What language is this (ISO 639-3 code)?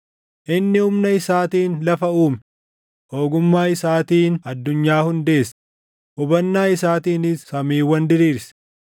orm